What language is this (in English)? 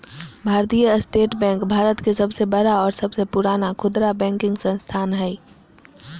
Magahi